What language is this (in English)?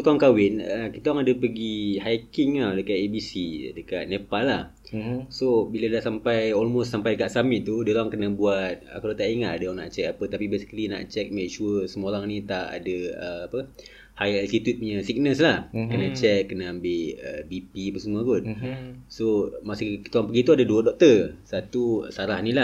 Malay